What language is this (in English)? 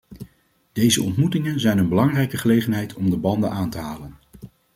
Dutch